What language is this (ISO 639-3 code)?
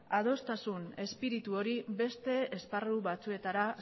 eus